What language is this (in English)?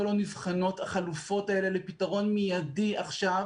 Hebrew